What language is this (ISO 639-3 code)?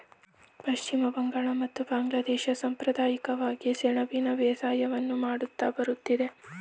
kan